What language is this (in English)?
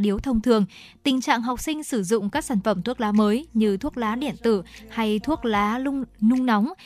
Vietnamese